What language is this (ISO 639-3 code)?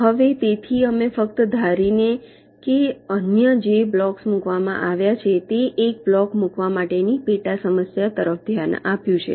guj